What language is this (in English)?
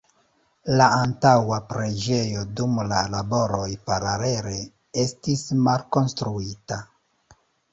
Esperanto